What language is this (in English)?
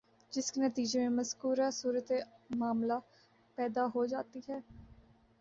Urdu